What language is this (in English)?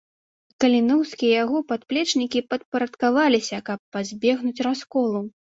Belarusian